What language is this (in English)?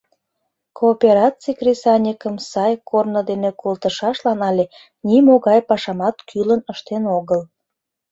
Mari